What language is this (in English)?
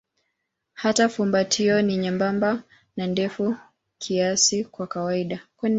Swahili